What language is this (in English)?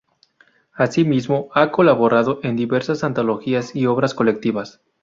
Spanish